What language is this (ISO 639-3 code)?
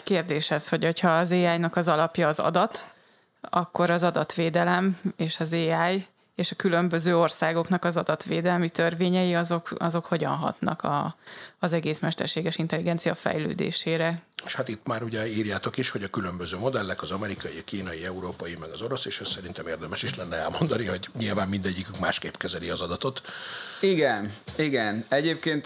hun